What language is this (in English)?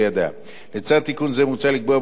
Hebrew